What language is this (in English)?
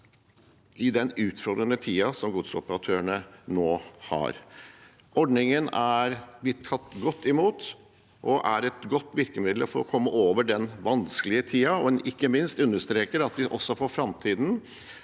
Norwegian